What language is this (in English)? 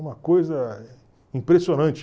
Portuguese